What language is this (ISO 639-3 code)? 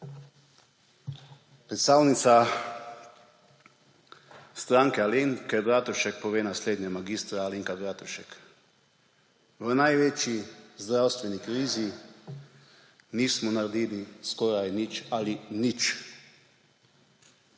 slv